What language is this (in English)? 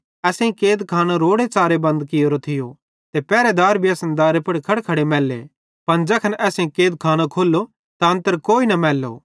Bhadrawahi